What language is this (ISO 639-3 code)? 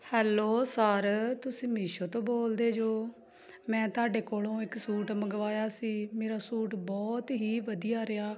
pan